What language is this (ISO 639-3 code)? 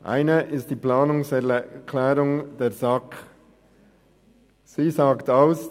gsw